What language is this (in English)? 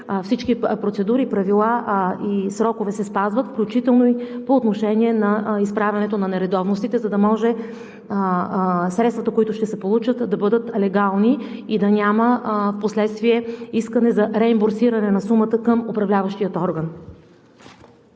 Bulgarian